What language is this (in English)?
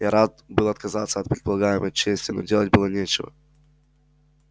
Russian